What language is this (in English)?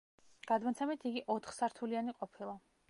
Georgian